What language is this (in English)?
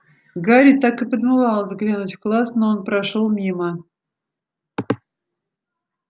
Russian